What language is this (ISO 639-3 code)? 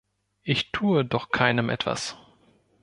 deu